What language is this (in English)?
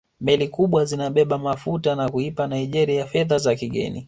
Swahili